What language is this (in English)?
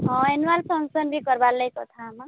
Odia